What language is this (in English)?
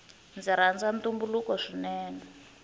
Tsonga